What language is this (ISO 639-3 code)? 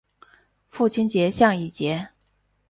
zho